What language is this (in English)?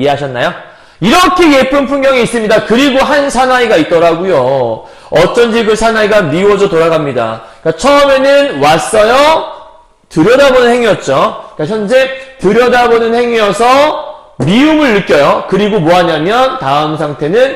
Korean